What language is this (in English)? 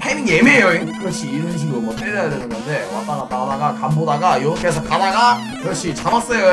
Korean